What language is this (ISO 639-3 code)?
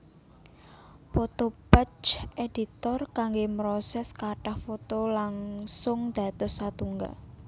jav